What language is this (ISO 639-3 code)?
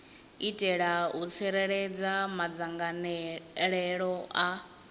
ven